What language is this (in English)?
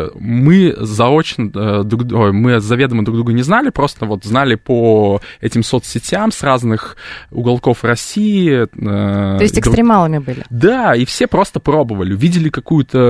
Russian